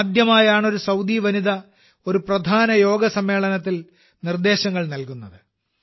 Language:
Malayalam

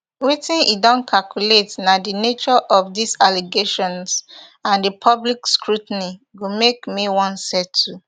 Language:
Nigerian Pidgin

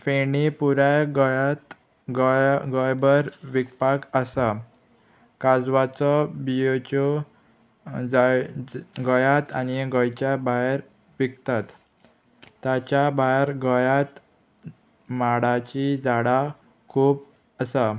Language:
Konkani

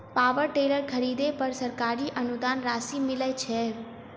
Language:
Maithili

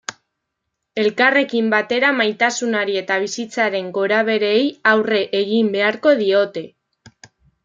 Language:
Basque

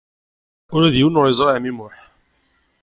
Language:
Kabyle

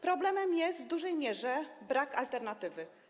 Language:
Polish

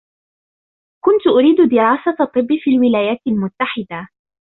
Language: Arabic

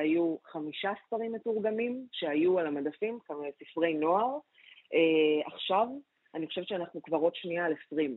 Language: Hebrew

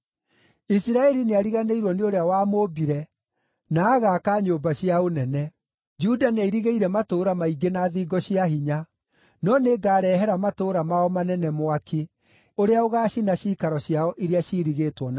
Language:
Kikuyu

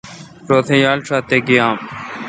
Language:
Kalkoti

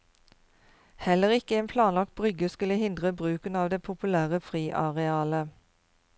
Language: Norwegian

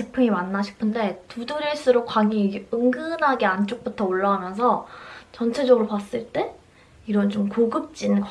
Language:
Korean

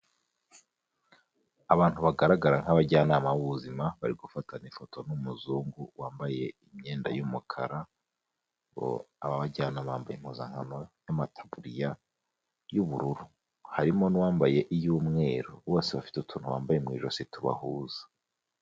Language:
Kinyarwanda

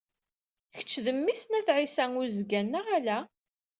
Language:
Kabyle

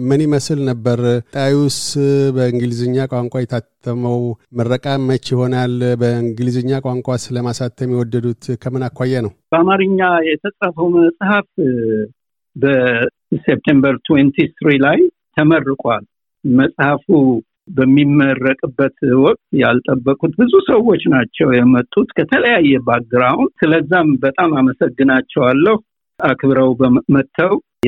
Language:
Amharic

